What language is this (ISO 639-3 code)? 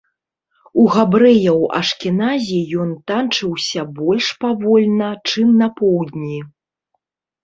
bel